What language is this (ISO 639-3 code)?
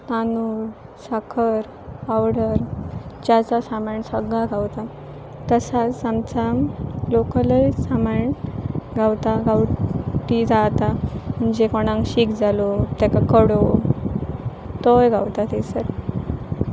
kok